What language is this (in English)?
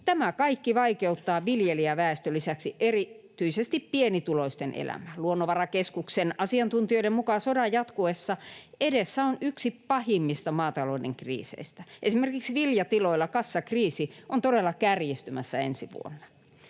Finnish